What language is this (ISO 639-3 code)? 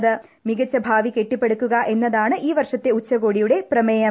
mal